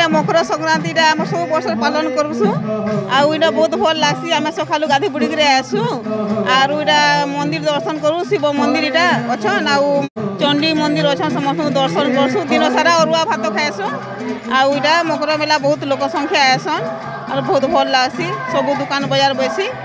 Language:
Hindi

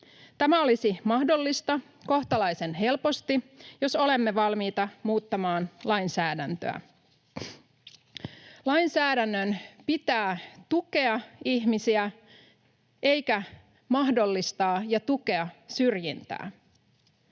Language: Finnish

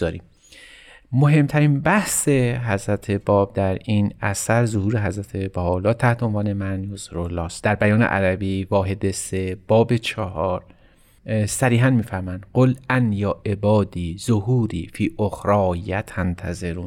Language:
Persian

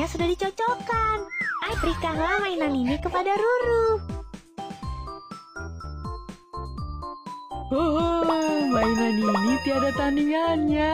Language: Indonesian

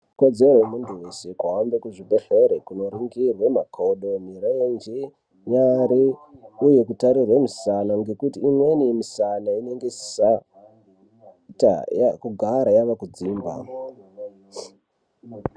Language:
Ndau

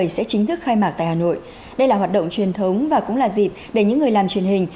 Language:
Vietnamese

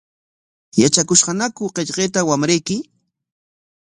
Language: Corongo Ancash Quechua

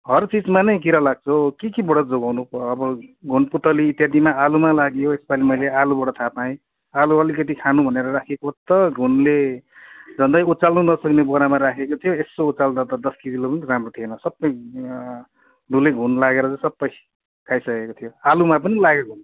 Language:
Nepali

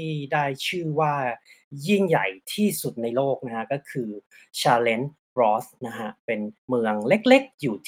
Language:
Thai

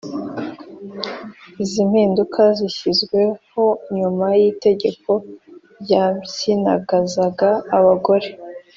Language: Kinyarwanda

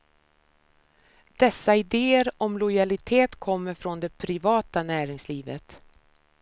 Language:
Swedish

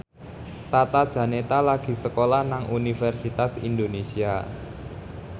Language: Javanese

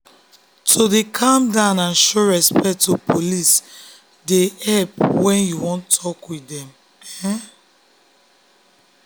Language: Nigerian Pidgin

